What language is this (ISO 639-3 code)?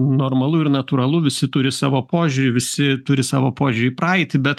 lit